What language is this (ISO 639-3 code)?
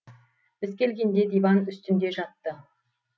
kaz